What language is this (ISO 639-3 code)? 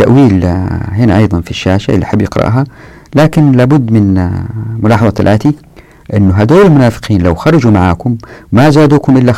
ara